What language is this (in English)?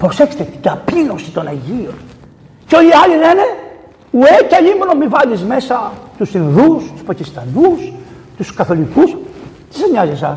Greek